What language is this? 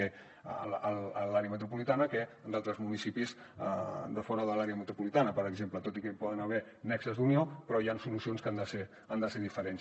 Catalan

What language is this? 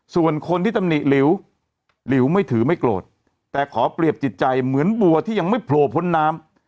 Thai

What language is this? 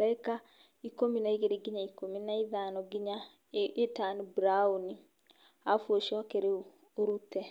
Kikuyu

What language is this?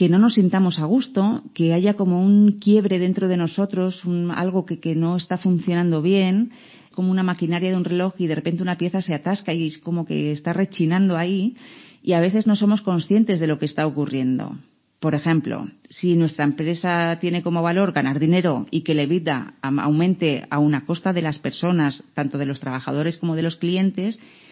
Spanish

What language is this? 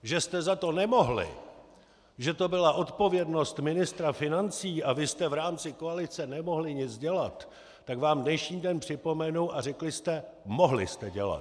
Czech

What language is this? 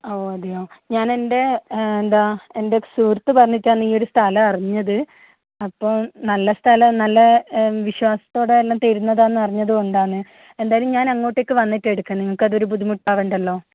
Malayalam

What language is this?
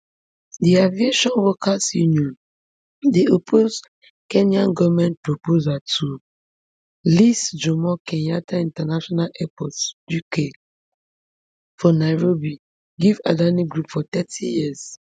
Nigerian Pidgin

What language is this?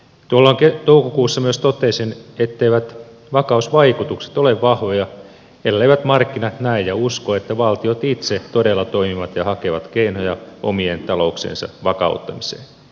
Finnish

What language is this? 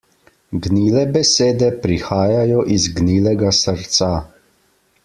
Slovenian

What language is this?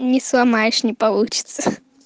Russian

